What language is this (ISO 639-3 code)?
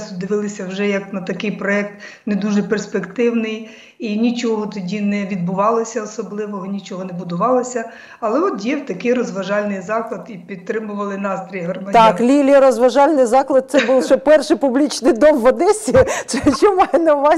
ukr